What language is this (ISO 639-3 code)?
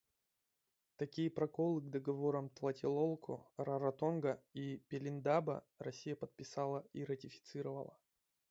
rus